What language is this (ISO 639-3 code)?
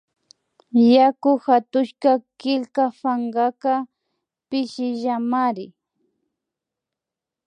qvi